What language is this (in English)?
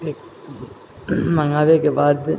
Maithili